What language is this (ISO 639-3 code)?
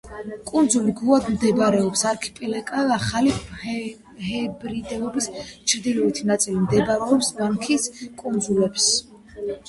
kat